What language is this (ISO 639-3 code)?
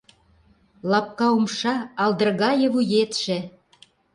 chm